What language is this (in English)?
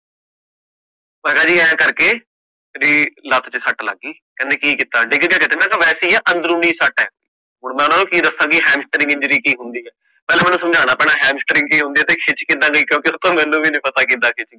Punjabi